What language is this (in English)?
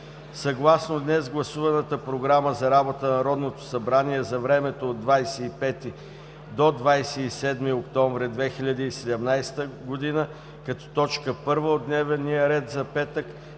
Bulgarian